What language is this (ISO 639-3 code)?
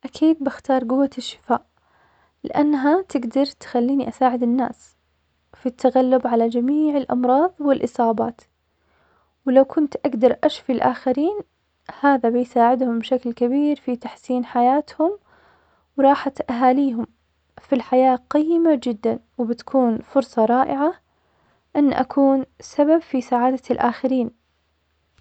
acx